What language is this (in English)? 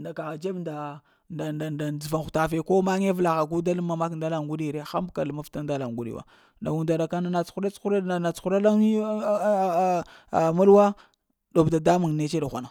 Lamang